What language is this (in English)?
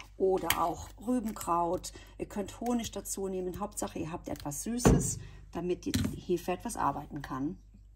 German